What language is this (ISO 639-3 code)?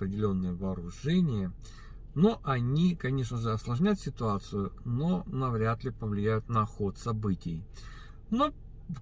rus